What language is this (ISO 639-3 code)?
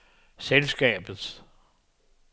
dan